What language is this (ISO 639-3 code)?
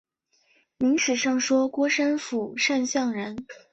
zho